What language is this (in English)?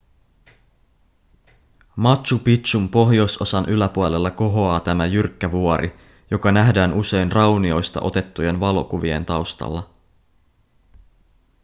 Finnish